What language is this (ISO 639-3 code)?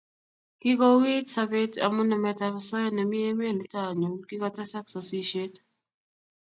kln